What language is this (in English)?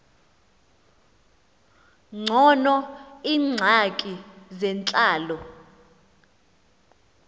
Xhosa